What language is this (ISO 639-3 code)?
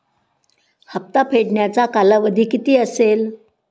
mar